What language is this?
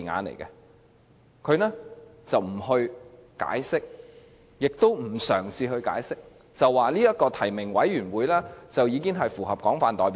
Cantonese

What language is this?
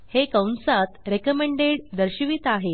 Marathi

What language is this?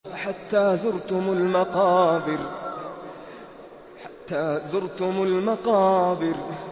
Arabic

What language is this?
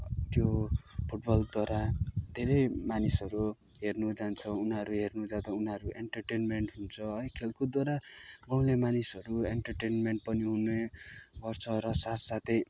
Nepali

